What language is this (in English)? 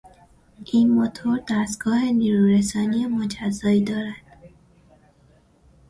Persian